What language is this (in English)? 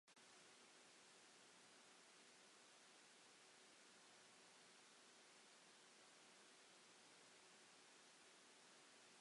Welsh